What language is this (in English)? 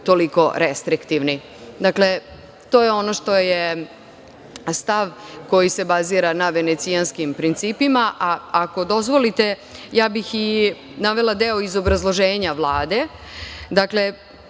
Serbian